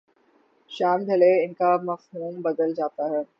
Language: Urdu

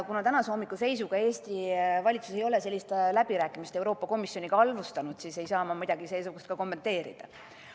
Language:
Estonian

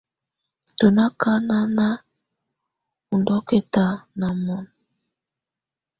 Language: Tunen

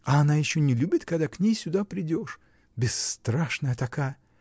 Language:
Russian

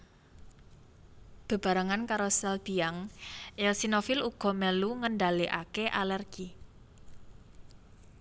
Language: Javanese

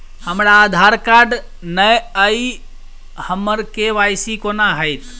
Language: Maithili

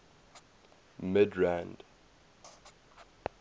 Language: English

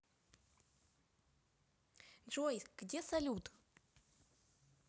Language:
Russian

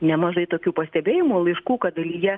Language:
Lithuanian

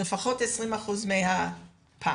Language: Hebrew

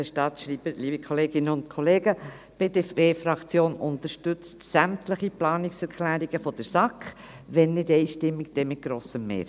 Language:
Swiss German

